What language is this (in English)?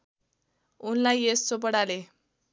Nepali